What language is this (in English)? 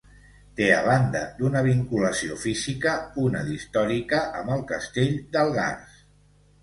Catalan